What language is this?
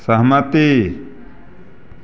Maithili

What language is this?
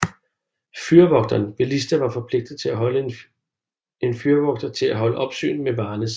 Danish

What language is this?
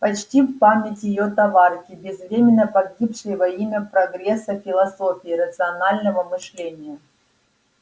Russian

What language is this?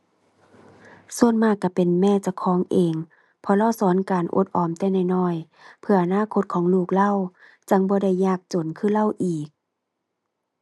Thai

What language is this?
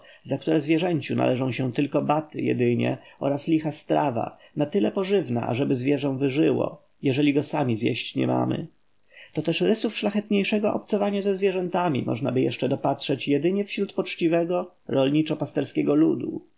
Polish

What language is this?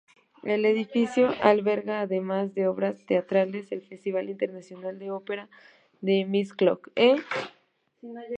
Spanish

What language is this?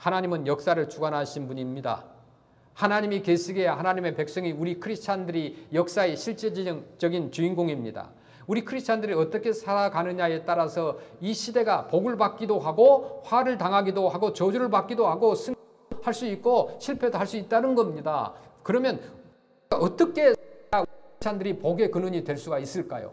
Korean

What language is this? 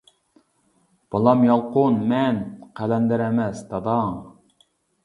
Uyghur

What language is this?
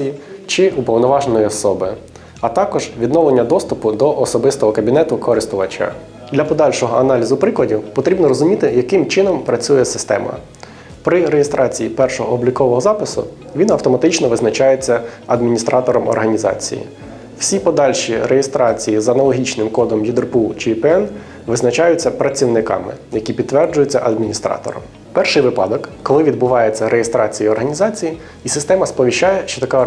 Ukrainian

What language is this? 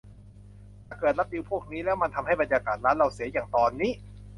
Thai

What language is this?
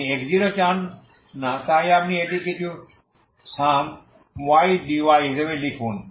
Bangla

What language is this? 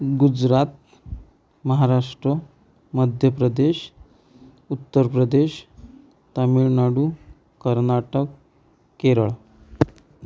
Marathi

